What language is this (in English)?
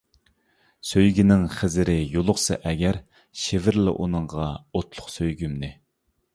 Uyghur